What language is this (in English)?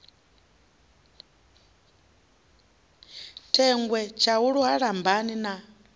Venda